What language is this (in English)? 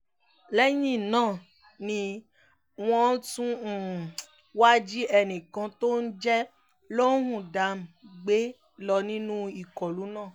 Yoruba